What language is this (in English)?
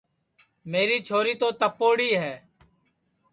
Sansi